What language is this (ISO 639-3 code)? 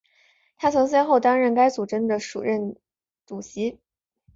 zho